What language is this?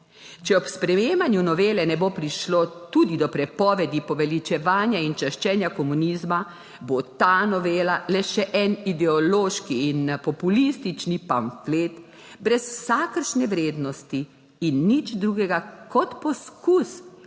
Slovenian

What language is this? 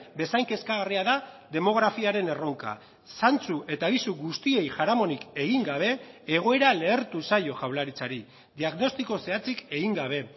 Basque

